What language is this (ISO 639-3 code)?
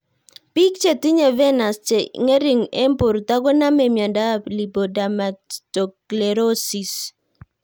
kln